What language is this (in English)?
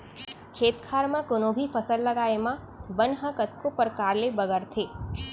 Chhattisgarhi